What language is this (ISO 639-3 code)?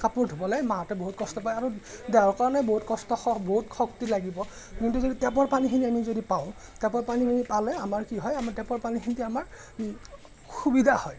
asm